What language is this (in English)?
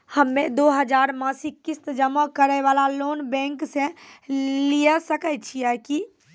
Maithili